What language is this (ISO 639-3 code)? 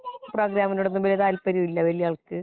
mal